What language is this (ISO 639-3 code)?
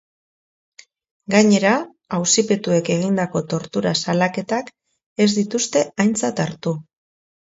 eus